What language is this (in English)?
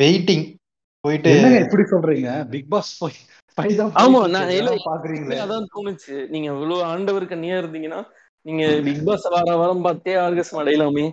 Tamil